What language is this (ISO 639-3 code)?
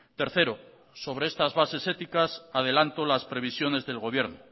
spa